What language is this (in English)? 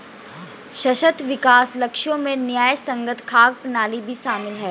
Hindi